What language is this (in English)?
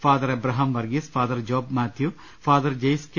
Malayalam